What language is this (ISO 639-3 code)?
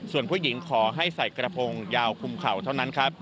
tha